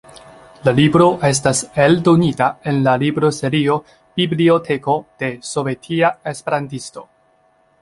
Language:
Esperanto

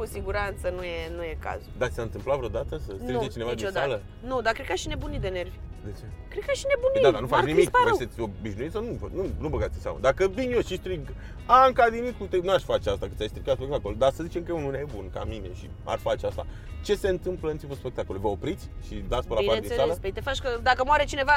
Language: Romanian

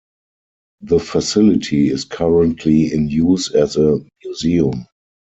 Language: English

